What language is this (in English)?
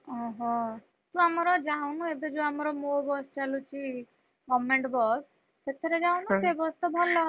Odia